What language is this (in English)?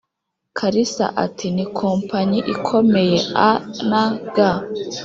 Kinyarwanda